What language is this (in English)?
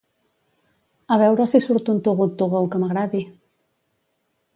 Catalan